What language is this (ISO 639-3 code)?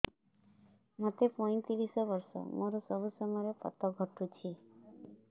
ori